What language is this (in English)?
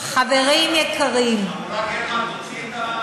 Hebrew